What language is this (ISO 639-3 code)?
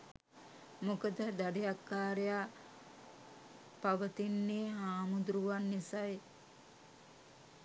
sin